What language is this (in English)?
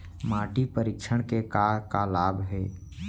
Chhattisgarhi